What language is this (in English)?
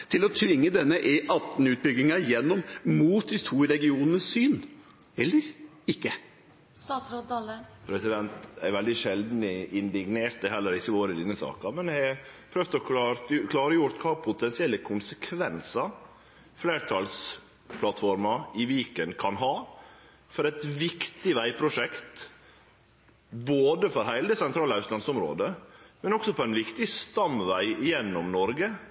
Norwegian